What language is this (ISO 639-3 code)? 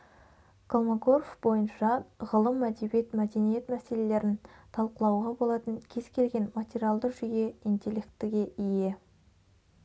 kaz